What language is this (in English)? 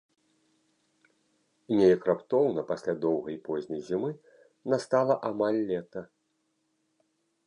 Belarusian